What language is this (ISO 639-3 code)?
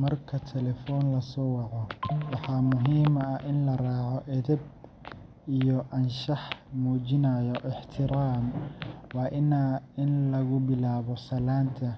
som